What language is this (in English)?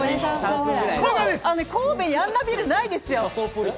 Japanese